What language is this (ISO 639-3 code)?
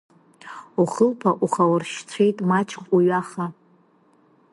abk